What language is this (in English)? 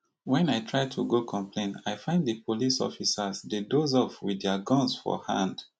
Nigerian Pidgin